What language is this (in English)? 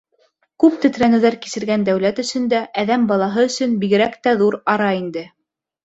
Bashkir